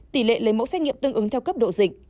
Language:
Vietnamese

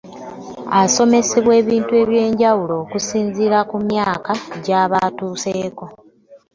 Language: Ganda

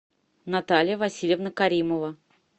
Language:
Russian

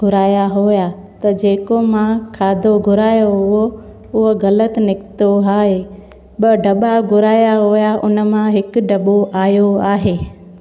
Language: Sindhi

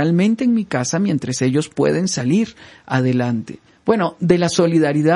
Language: Spanish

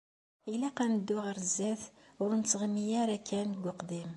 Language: Kabyle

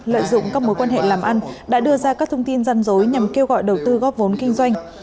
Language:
Vietnamese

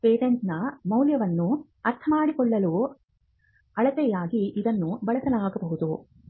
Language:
Kannada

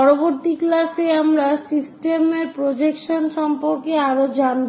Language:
Bangla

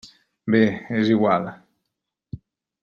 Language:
Catalan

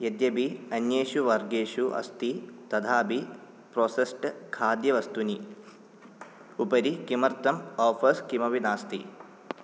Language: Sanskrit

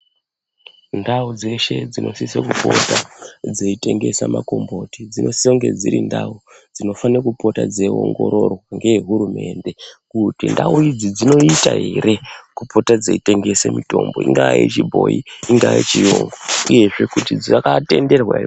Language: Ndau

